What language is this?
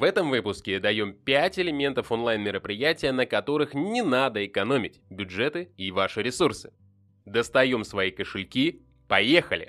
Russian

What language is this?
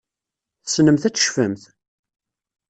Kabyle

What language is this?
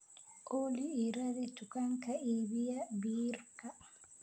Somali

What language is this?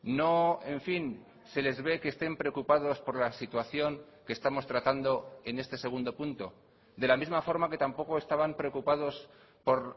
Spanish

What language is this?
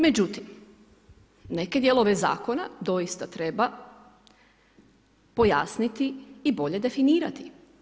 Croatian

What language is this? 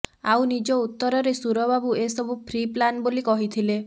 Odia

